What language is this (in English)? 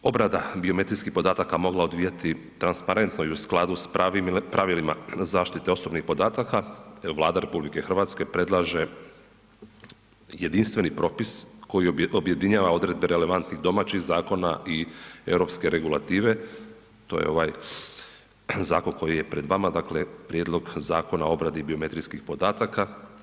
Croatian